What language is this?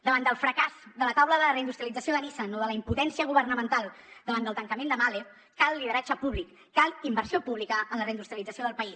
Catalan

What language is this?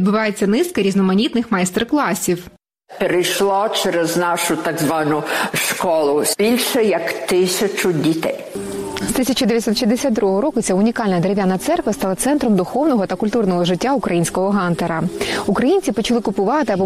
Ukrainian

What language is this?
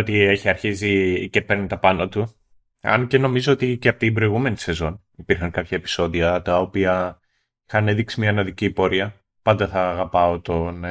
Greek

